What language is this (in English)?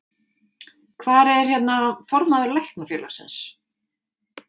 Icelandic